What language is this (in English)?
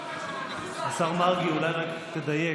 Hebrew